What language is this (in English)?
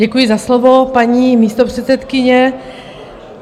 Czech